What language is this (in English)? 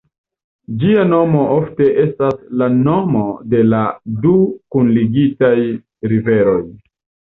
Esperanto